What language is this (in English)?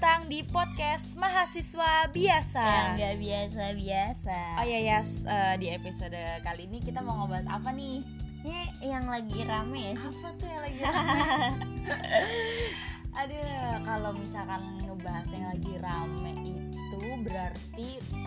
Indonesian